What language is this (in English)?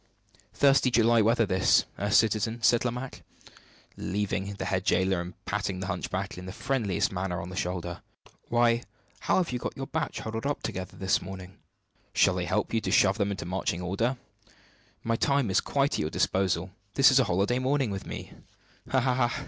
English